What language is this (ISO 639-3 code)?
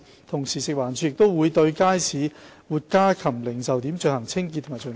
yue